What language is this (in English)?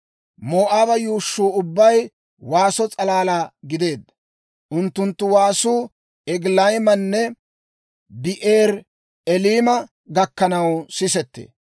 Dawro